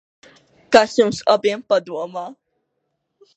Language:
Latvian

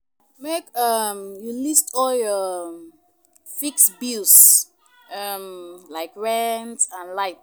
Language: Nigerian Pidgin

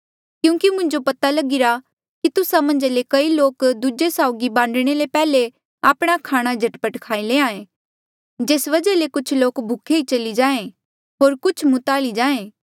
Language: Mandeali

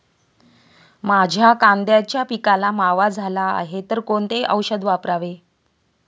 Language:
Marathi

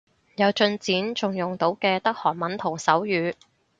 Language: Cantonese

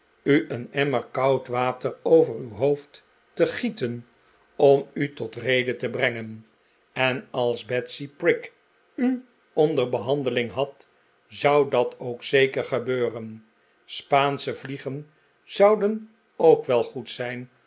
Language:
Dutch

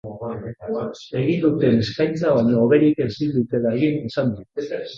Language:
Basque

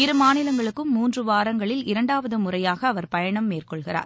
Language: Tamil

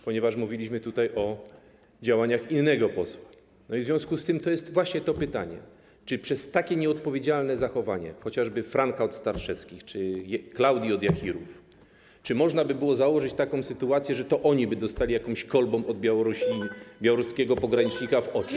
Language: Polish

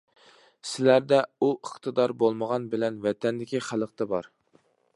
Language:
Uyghur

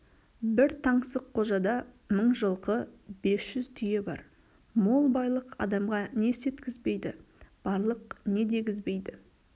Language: Kazakh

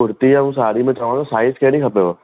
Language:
Sindhi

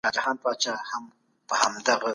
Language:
Pashto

